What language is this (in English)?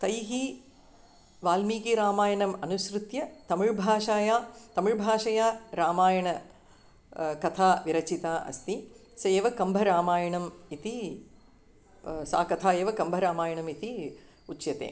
Sanskrit